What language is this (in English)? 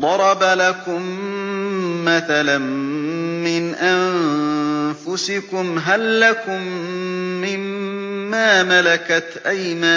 Arabic